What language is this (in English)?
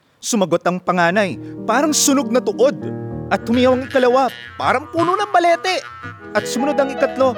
Filipino